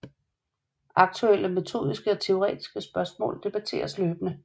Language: Danish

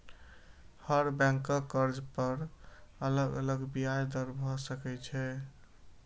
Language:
Maithili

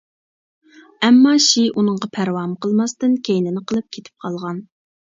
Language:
Uyghur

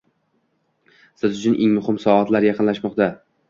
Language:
Uzbek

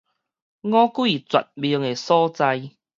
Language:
Min Nan Chinese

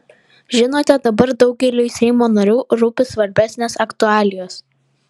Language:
Lithuanian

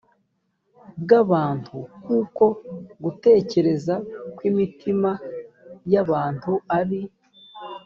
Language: Kinyarwanda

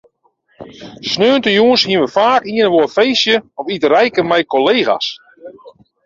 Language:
Western Frisian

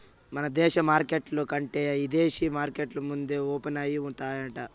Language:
Telugu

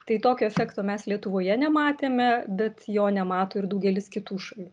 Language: Lithuanian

